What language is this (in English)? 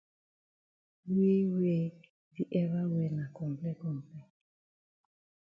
Cameroon Pidgin